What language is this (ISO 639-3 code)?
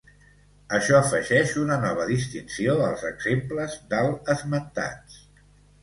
cat